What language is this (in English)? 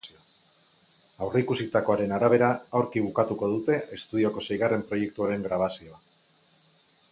Basque